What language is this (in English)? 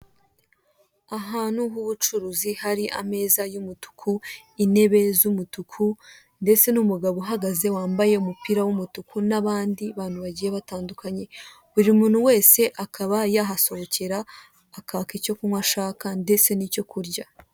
Kinyarwanda